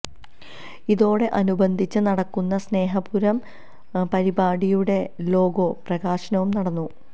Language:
Malayalam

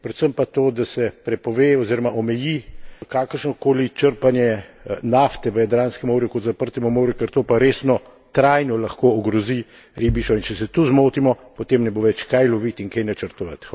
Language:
Slovenian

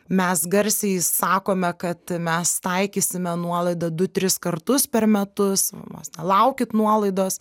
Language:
Lithuanian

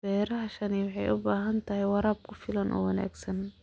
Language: Somali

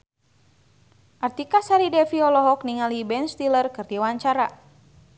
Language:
Sundanese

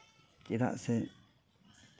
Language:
Santali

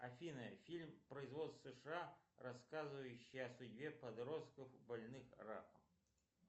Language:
Russian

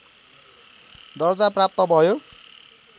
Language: Nepali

